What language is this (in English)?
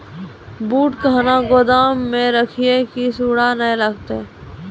Maithili